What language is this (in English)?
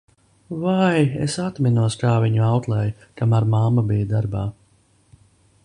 Latvian